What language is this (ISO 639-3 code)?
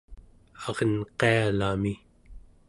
esu